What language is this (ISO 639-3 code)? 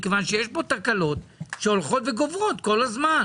heb